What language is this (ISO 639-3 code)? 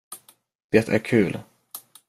swe